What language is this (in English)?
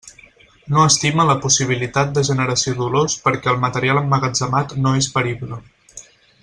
Catalan